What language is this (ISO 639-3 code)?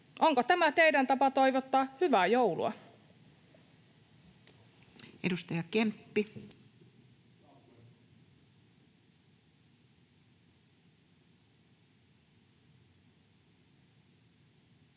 fin